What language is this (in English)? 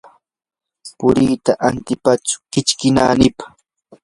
Yanahuanca Pasco Quechua